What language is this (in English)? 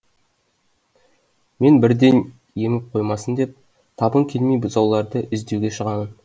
Kazakh